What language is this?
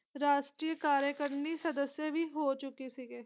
Punjabi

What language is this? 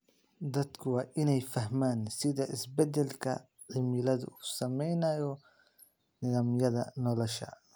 Somali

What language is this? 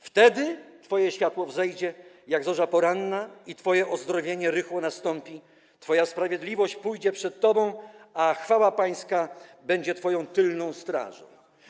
Polish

